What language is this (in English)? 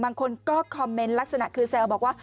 Thai